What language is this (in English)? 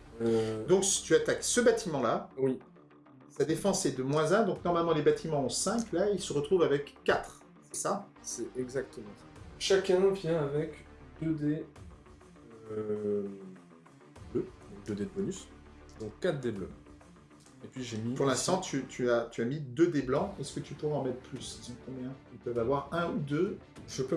French